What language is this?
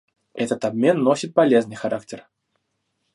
Russian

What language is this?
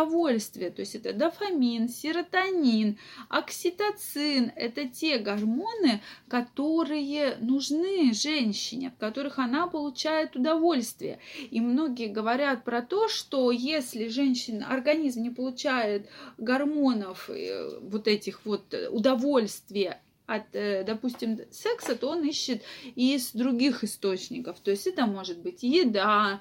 Russian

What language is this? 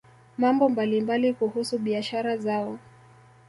Swahili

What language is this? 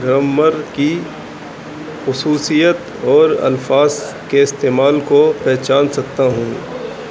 Urdu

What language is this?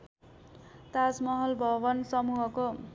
Nepali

